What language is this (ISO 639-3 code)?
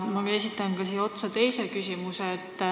est